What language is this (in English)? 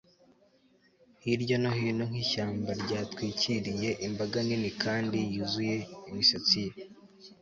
Kinyarwanda